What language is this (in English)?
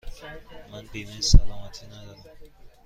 Persian